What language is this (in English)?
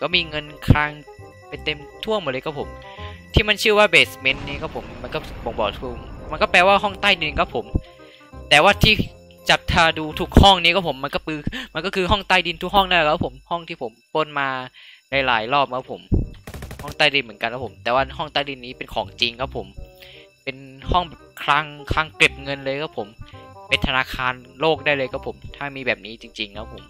Thai